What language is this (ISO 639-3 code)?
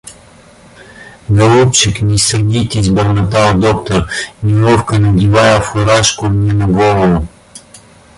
rus